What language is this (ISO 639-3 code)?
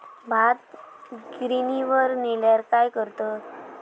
mar